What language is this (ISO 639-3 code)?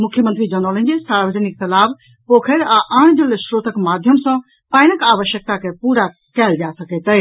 mai